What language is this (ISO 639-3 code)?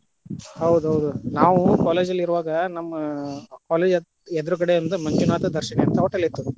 kan